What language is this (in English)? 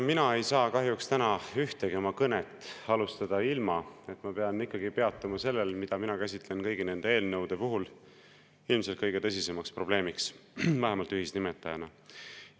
Estonian